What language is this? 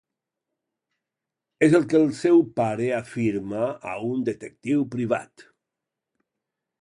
Catalan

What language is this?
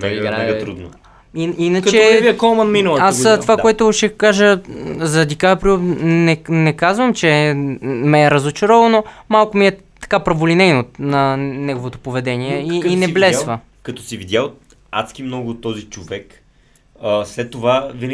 Bulgarian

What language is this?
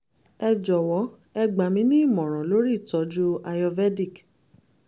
Yoruba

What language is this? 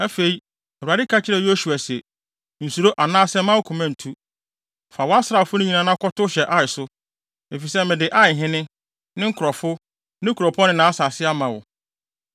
Akan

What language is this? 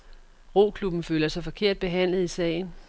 Danish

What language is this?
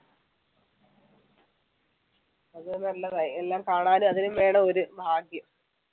Malayalam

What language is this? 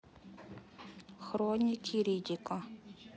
Russian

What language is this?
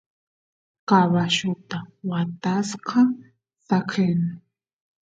Santiago del Estero Quichua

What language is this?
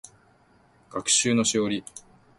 Japanese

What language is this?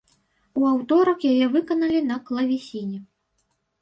Belarusian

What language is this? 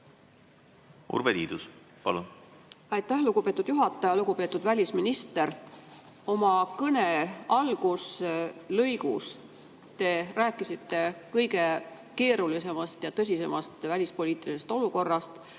Estonian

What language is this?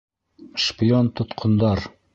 Bashkir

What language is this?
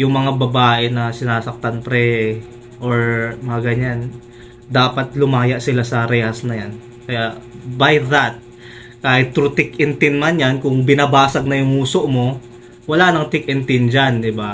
Filipino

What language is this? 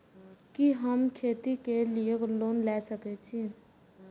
Maithili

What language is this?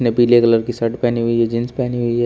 Hindi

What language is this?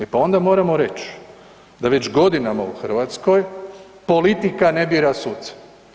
Croatian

